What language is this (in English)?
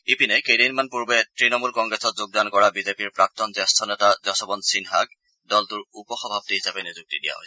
Assamese